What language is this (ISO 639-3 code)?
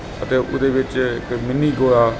pan